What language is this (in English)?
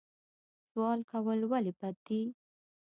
Pashto